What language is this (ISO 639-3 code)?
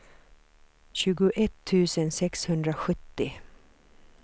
swe